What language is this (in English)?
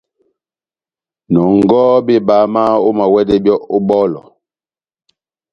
Batanga